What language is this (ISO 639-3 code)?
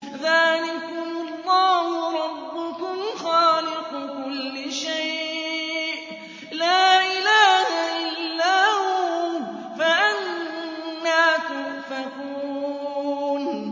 ara